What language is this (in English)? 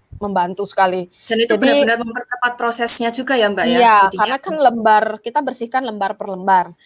Indonesian